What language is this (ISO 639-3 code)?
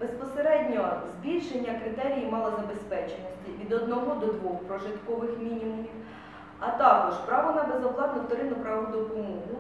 ukr